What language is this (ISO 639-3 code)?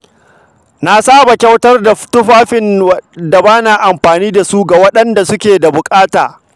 hau